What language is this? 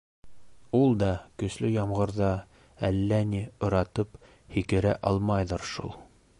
Bashkir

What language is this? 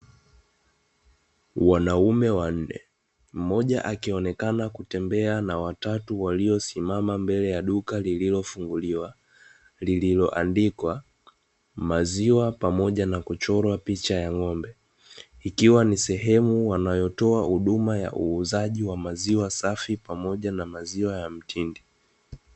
Swahili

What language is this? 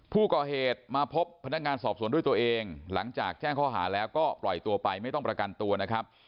Thai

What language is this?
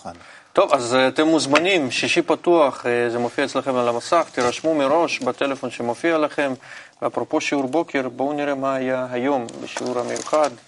Hebrew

